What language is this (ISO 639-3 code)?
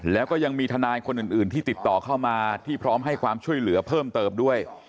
tha